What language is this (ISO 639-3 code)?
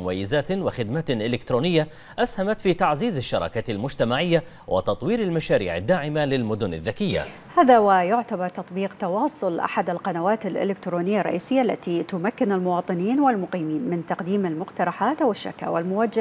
ara